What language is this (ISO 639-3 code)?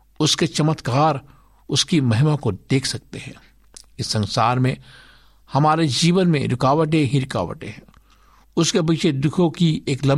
hin